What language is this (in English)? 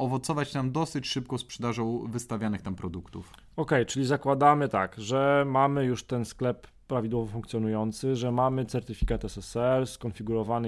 Polish